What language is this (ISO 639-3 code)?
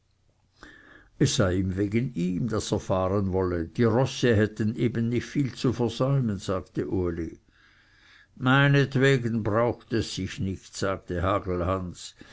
deu